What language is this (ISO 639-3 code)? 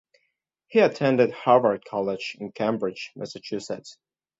eng